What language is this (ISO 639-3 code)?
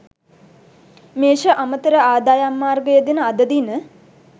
sin